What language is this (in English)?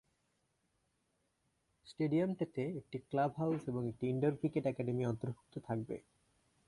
Bangla